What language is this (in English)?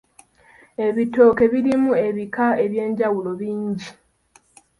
Ganda